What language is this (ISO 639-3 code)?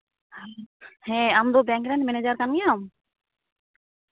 sat